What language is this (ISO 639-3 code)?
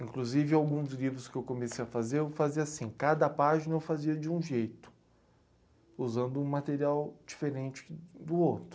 por